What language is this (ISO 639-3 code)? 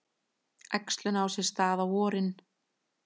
isl